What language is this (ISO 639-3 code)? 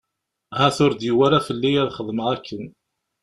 kab